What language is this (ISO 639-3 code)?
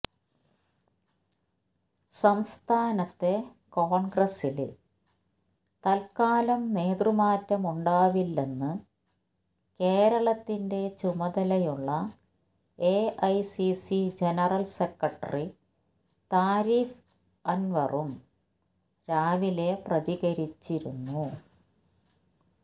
mal